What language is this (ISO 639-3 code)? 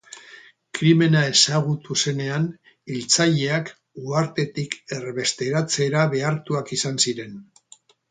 eus